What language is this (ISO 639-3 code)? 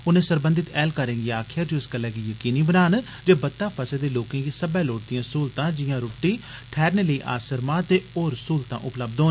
doi